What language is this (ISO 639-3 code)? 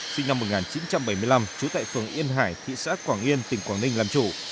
vie